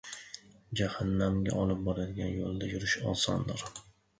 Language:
Uzbek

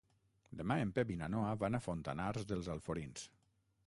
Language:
Catalan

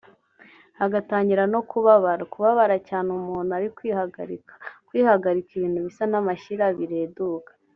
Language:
Kinyarwanda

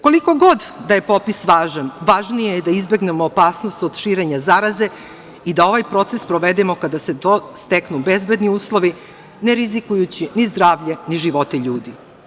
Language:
Serbian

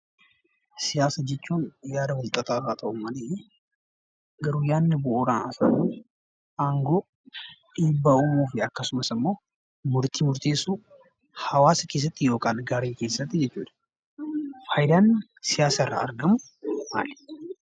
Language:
Oromo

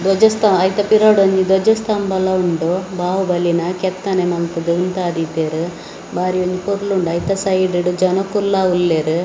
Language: Tulu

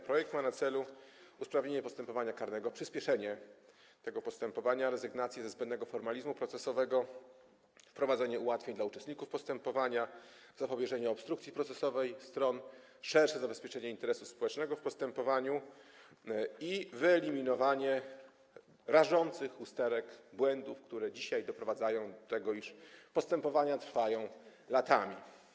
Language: Polish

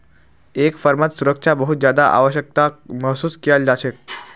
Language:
Magahi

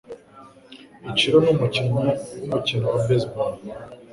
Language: Kinyarwanda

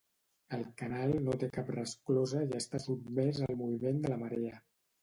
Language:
Catalan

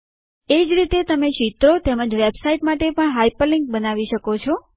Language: Gujarati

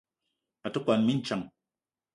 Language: Eton (Cameroon)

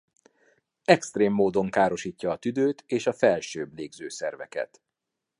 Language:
Hungarian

